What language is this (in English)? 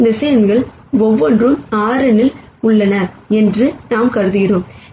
Tamil